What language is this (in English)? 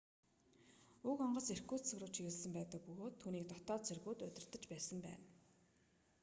Mongolian